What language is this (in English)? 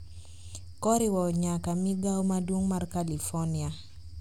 Luo (Kenya and Tanzania)